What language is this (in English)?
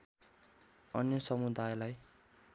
Nepali